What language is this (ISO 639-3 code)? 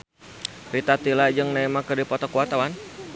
sun